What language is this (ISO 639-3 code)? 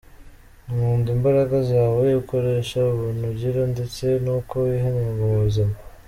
kin